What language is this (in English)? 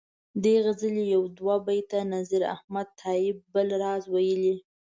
Pashto